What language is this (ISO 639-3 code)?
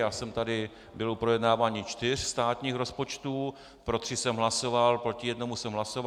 ces